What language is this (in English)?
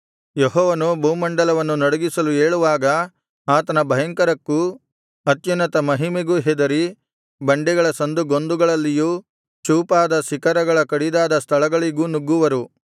Kannada